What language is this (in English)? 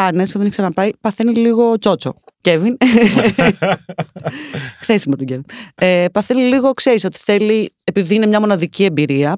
Greek